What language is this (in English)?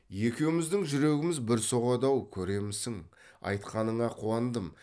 Kazakh